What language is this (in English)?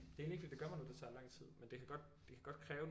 Danish